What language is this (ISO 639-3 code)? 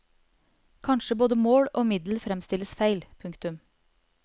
nor